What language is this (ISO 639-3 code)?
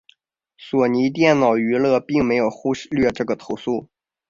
zho